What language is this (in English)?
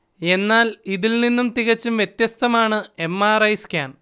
Malayalam